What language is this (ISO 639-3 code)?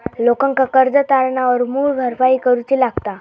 mar